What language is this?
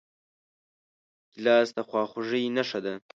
Pashto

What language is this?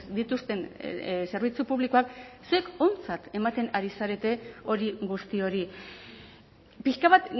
Basque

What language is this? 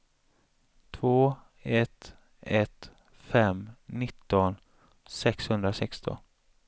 Swedish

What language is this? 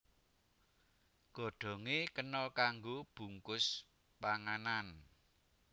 Javanese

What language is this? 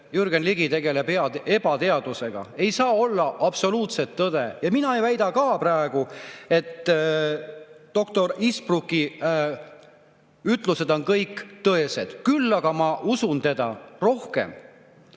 Estonian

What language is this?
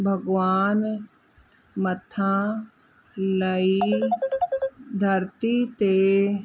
Sindhi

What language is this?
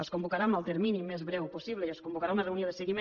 Catalan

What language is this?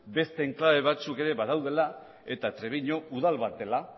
Basque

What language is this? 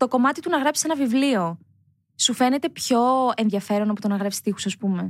Greek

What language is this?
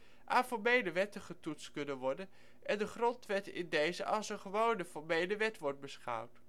Dutch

